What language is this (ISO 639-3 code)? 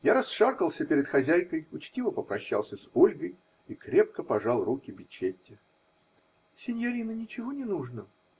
rus